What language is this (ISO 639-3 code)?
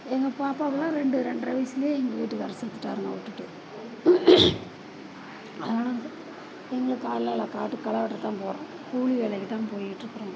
tam